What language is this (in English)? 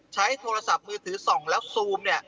Thai